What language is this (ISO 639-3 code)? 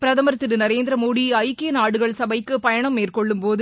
tam